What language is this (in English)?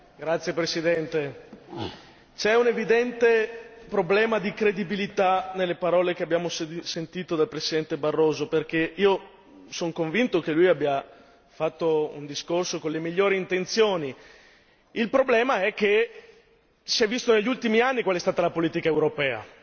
Italian